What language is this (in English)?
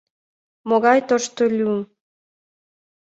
Mari